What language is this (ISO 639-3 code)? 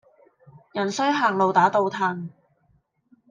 yue